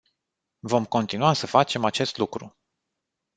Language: Romanian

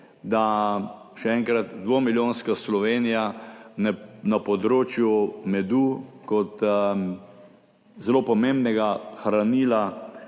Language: Slovenian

